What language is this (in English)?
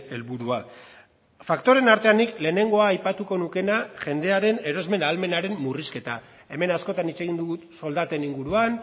Basque